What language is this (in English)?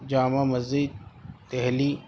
Urdu